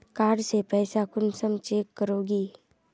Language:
Magahi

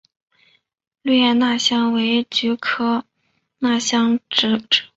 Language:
Chinese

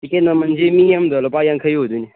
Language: Manipuri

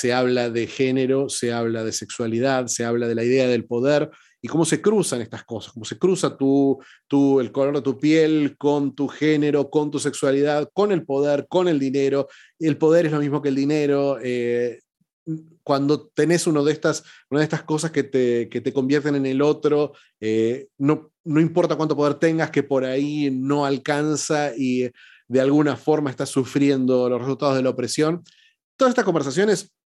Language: Spanish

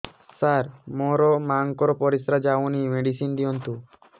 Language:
Odia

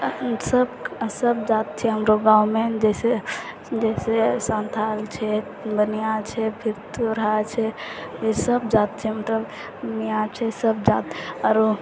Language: Maithili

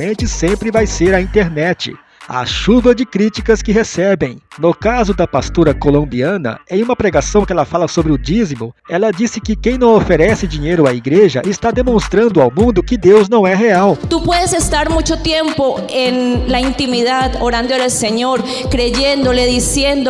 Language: Portuguese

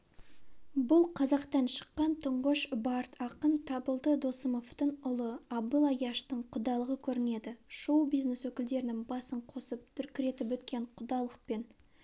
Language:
Kazakh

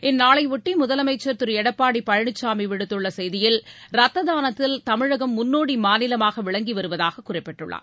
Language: Tamil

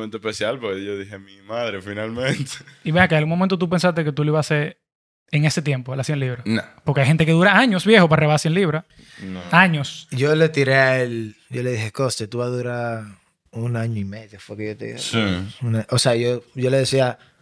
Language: Spanish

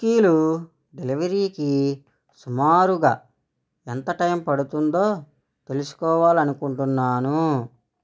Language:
Telugu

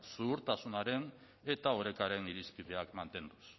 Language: Basque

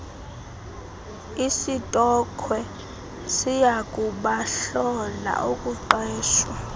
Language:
Xhosa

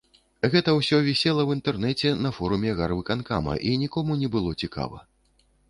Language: Belarusian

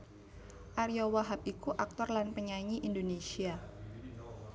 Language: Javanese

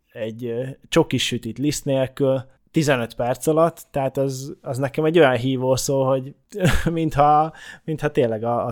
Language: Hungarian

